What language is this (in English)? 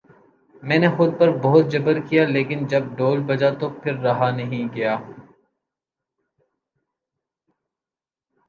Urdu